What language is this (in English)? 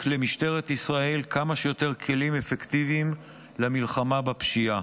Hebrew